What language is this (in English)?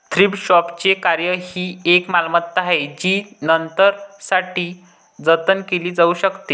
Marathi